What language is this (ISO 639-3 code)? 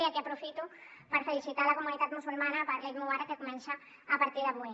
cat